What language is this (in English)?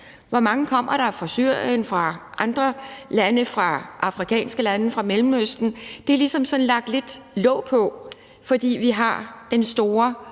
Danish